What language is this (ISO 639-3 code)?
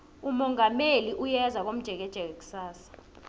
nbl